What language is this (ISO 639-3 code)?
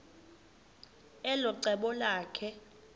xho